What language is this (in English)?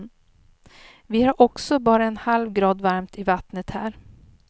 Swedish